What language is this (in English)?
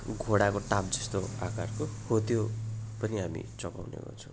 Nepali